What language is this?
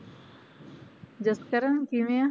Punjabi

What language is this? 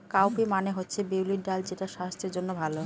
Bangla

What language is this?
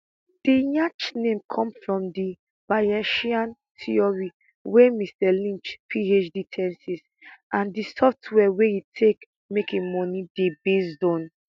Nigerian Pidgin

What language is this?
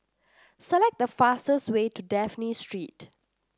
English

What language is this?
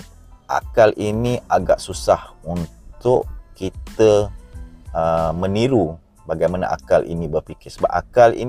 Malay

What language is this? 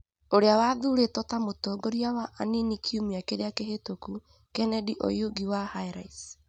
Kikuyu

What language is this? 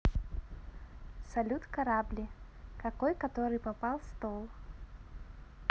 Russian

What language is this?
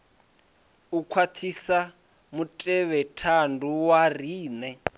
Venda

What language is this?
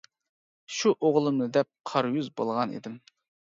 Uyghur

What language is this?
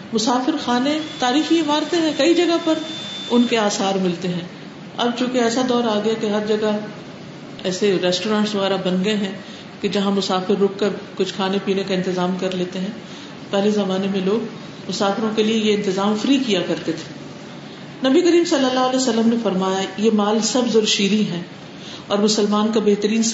Urdu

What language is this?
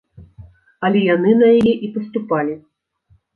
Belarusian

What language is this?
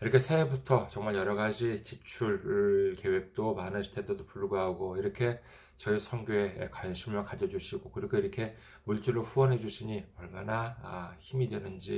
Korean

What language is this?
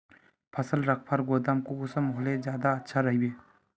Magahi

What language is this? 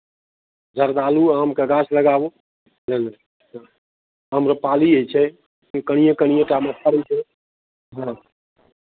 Maithili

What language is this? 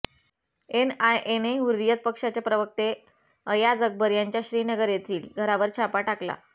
Marathi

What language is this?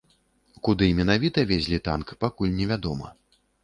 Belarusian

